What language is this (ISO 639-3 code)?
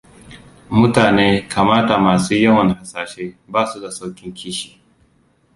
hau